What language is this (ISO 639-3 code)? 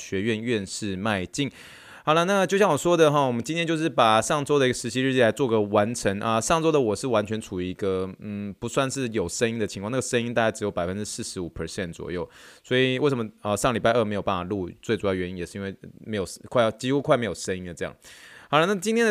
zho